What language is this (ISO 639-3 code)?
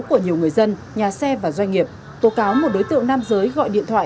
vie